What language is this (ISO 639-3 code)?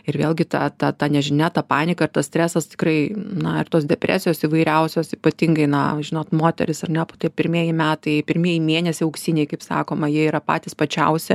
lit